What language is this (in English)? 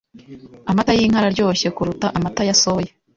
Kinyarwanda